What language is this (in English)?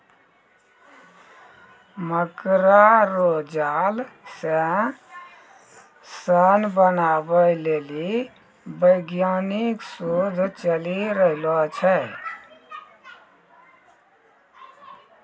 Maithili